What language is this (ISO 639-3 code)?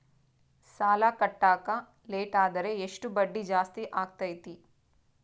kan